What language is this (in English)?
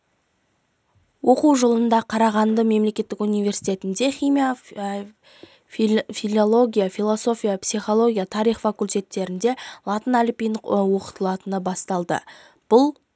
Kazakh